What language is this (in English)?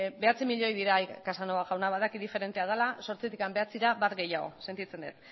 Basque